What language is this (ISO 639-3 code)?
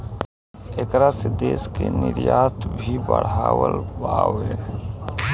bho